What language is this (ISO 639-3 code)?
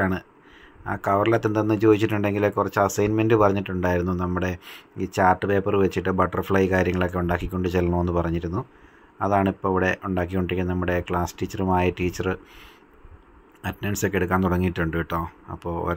tha